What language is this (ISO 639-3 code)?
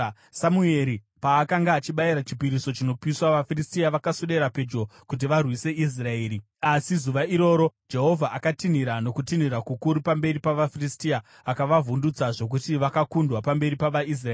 sna